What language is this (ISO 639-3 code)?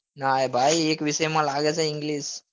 guj